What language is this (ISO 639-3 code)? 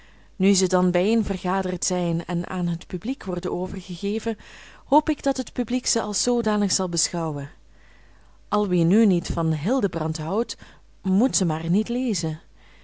nld